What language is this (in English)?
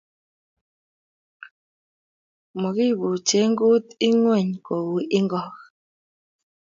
Kalenjin